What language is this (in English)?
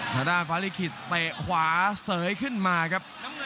Thai